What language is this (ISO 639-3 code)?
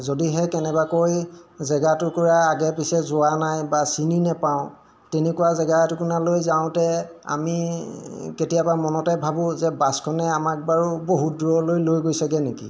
asm